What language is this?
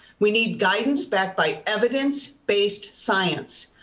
English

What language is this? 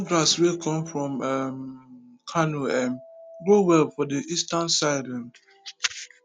Nigerian Pidgin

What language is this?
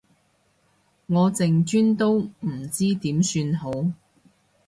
Cantonese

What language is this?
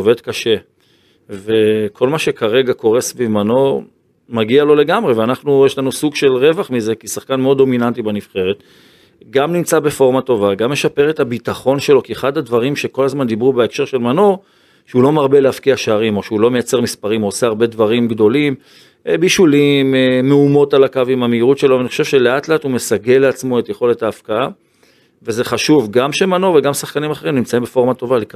Hebrew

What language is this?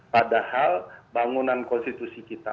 Indonesian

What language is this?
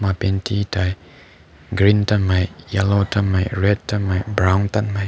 Rongmei Naga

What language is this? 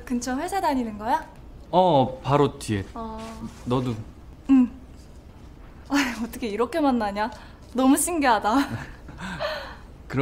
Korean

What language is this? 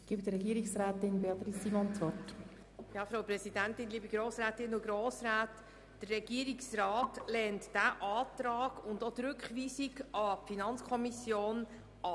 Swiss German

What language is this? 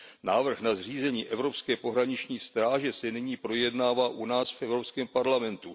Czech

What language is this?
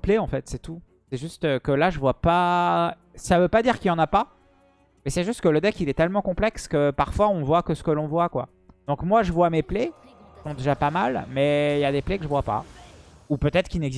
French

